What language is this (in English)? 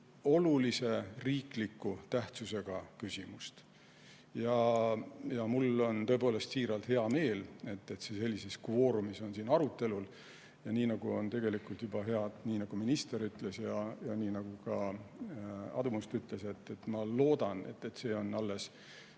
Estonian